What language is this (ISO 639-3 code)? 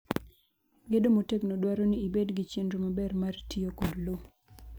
luo